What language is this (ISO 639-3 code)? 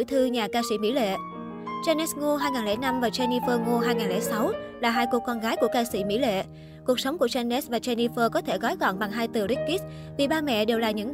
vie